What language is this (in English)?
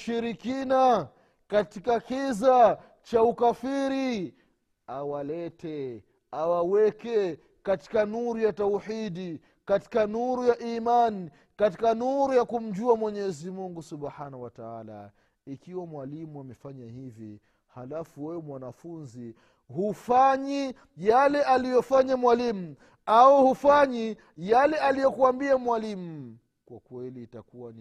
Swahili